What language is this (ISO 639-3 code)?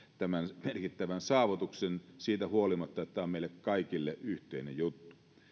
fin